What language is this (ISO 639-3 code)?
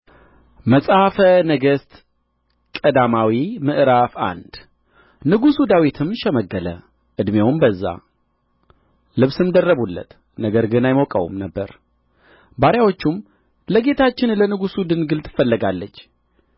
amh